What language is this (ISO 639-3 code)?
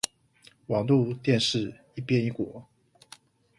zho